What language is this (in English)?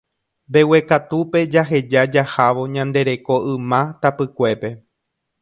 Guarani